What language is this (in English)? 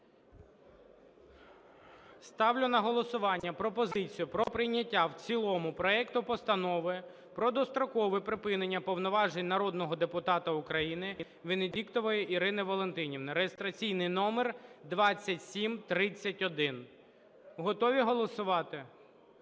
Ukrainian